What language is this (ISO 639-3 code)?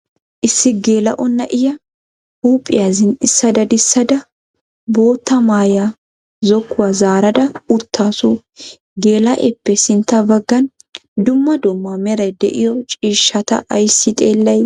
wal